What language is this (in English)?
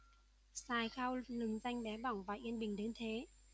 Vietnamese